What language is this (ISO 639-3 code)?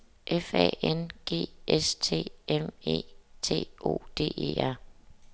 dan